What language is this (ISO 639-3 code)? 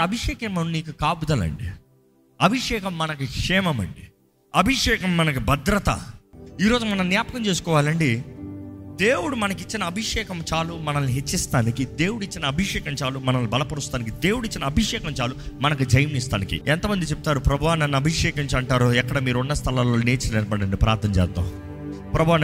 tel